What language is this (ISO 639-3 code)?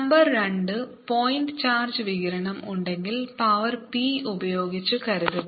mal